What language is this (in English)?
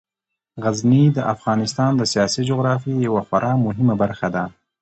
Pashto